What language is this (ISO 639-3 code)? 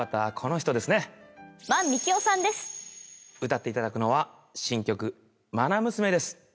jpn